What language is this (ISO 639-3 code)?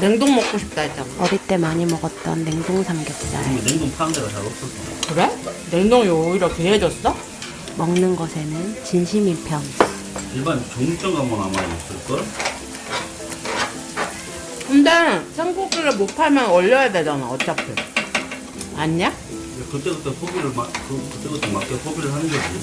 kor